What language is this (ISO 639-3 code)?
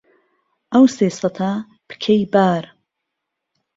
ckb